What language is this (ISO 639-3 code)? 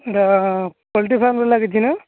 ori